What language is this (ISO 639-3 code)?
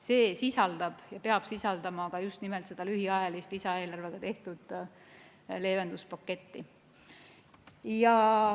est